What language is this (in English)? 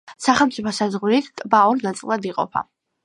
Georgian